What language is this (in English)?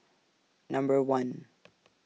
English